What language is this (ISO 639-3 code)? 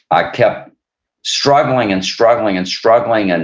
eng